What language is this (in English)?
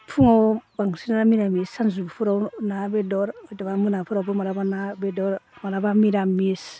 Bodo